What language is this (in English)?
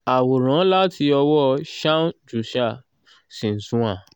Yoruba